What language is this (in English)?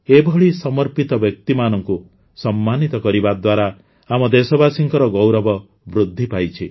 Odia